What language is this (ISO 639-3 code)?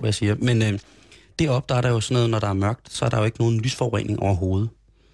dan